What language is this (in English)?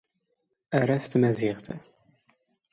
Standard Moroccan Tamazight